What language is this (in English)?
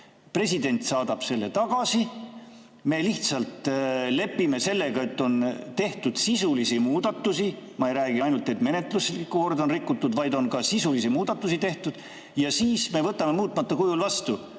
Estonian